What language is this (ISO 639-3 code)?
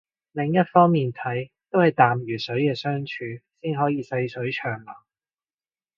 yue